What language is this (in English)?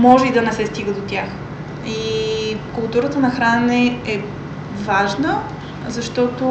Bulgarian